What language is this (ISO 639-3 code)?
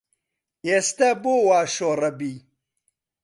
ckb